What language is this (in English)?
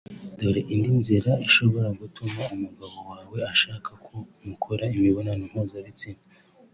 Kinyarwanda